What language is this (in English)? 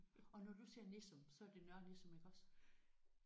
Danish